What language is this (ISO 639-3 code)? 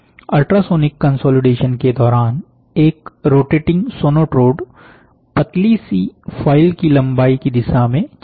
hin